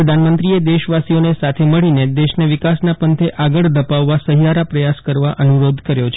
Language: Gujarati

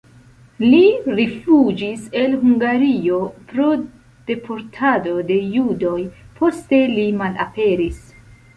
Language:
Esperanto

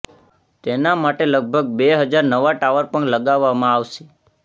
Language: Gujarati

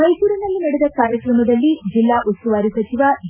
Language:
Kannada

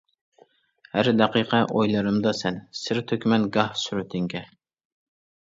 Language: Uyghur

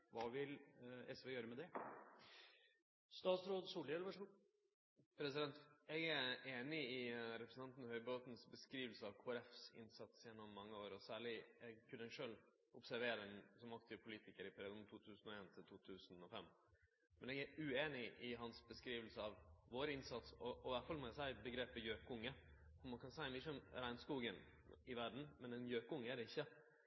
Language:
Norwegian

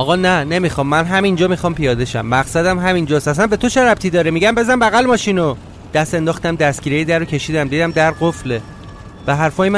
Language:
Persian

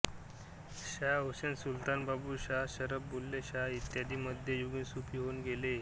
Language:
Marathi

